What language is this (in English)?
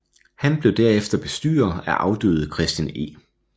Danish